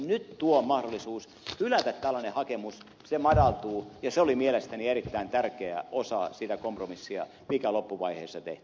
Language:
Finnish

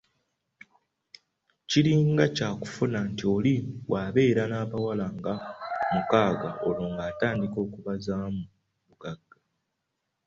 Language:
Ganda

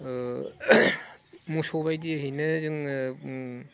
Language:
Bodo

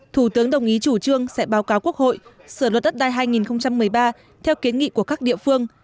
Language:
Vietnamese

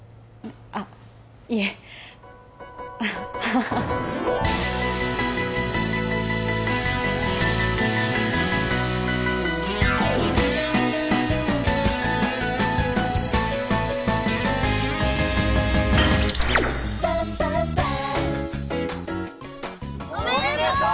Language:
Japanese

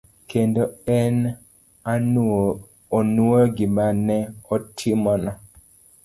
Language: Luo (Kenya and Tanzania)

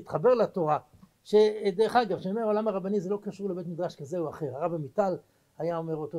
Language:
Hebrew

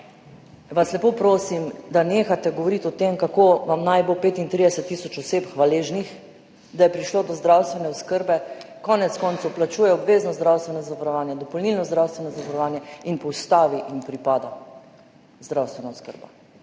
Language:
Slovenian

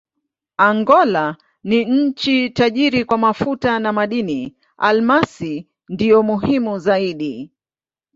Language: Swahili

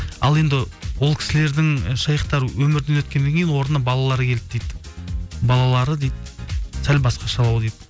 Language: Kazakh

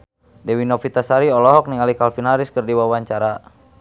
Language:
Sundanese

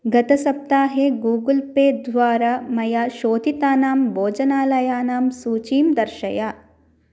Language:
Sanskrit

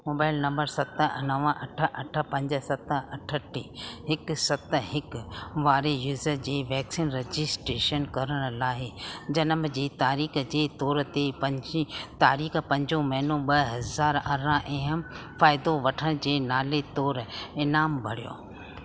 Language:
Sindhi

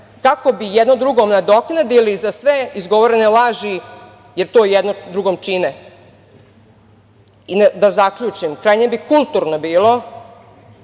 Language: Serbian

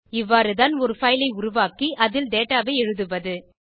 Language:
Tamil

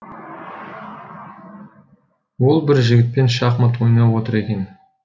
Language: Kazakh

